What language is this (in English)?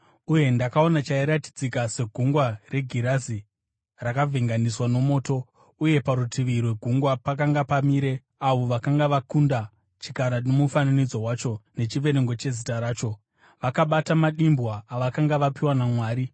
Shona